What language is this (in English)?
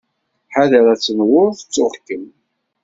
Kabyle